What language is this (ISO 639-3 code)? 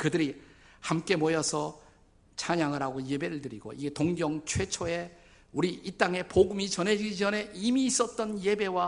kor